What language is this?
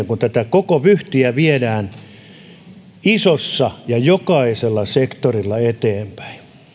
Finnish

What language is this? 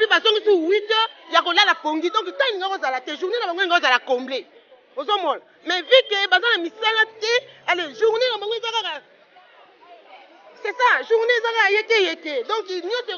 French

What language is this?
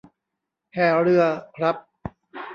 Thai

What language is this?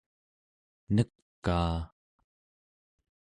Central Yupik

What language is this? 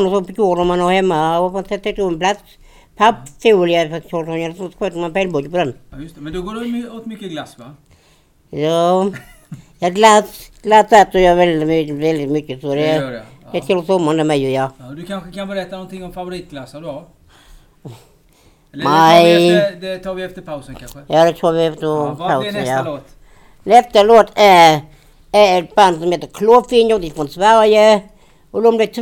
Swedish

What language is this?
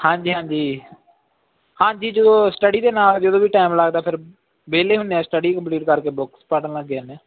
Punjabi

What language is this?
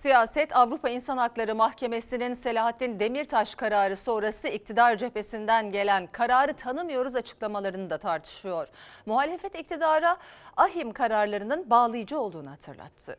Turkish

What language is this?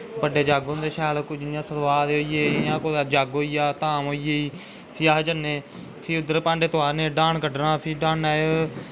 Dogri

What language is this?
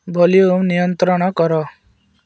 Odia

